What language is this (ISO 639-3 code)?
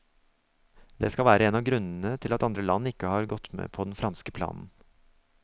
nor